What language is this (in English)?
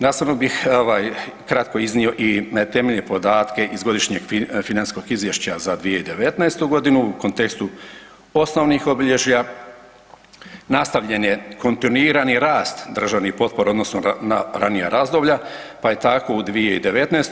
Croatian